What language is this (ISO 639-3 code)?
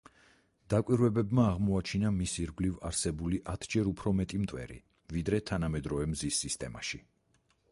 kat